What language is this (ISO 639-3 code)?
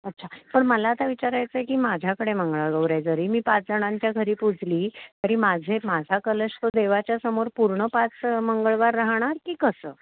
mar